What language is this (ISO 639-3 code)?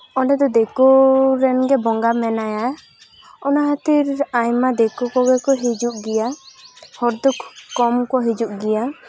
sat